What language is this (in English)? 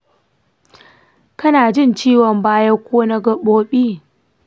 Hausa